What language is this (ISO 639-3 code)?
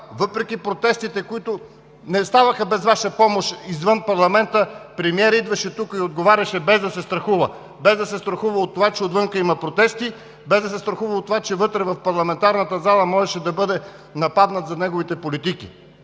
bul